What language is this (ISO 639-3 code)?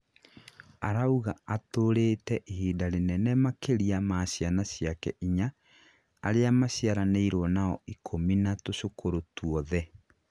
kik